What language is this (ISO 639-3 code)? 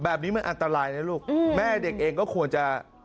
tha